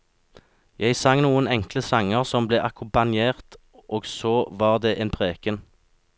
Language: Norwegian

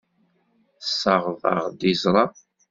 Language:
Kabyle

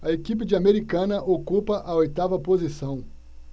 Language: Portuguese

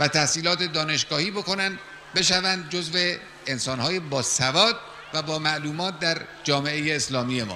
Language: Persian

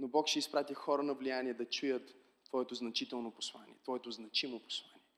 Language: Bulgarian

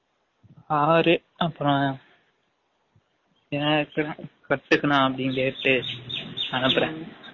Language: Tamil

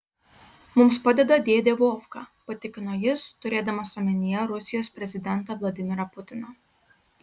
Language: Lithuanian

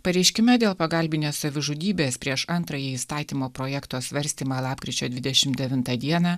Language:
Lithuanian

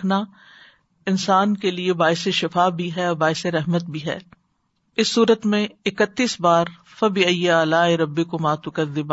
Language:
Urdu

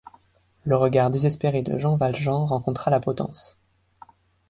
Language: French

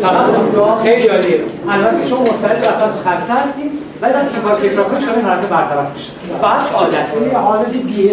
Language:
Persian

